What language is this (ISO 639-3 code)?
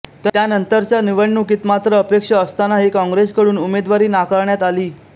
mar